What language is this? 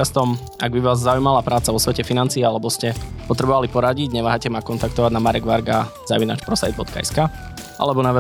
Slovak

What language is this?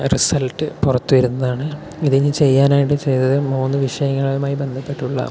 Malayalam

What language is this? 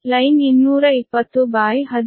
Kannada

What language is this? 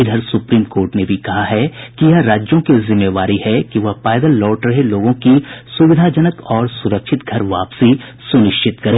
Hindi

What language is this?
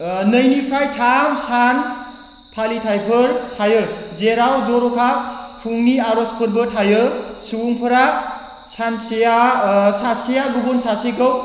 Bodo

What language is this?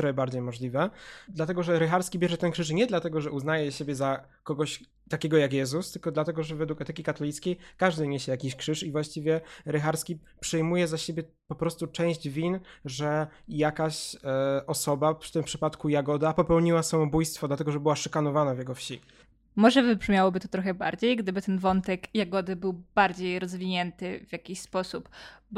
Polish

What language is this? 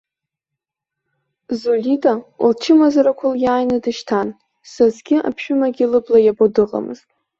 Abkhazian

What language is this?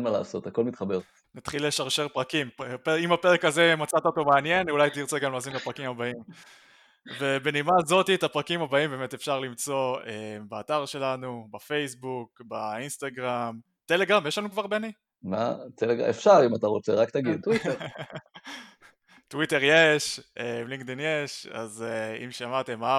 Hebrew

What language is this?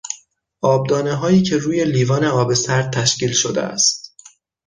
Persian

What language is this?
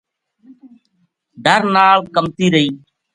Gujari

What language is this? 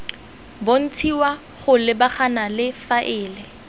Tswana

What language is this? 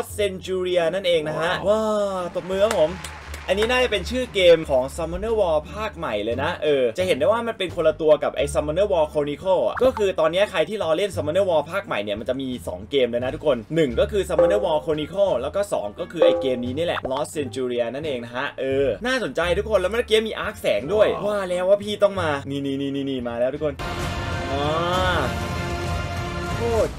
Thai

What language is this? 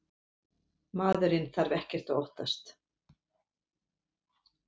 Icelandic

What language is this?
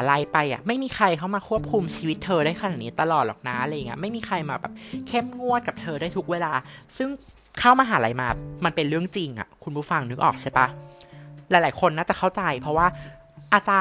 Thai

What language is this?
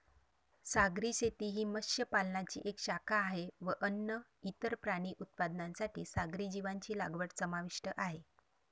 Marathi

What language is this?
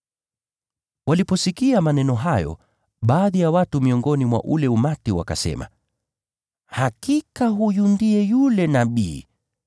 Swahili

